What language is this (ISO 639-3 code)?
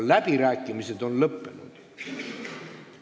est